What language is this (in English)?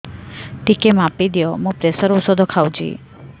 Odia